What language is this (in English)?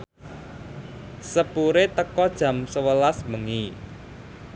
Javanese